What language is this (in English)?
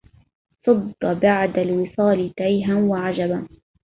Arabic